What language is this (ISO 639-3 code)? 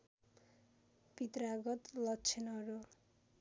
nep